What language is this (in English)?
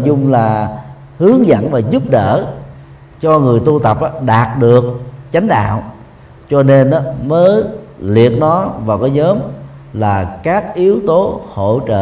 Vietnamese